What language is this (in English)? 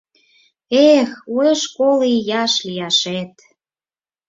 Mari